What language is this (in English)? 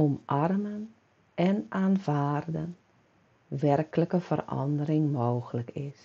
Dutch